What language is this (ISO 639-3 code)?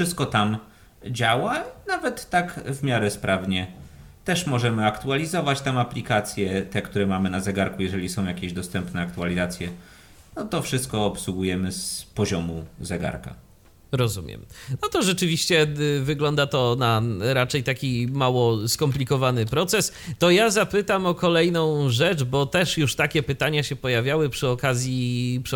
pol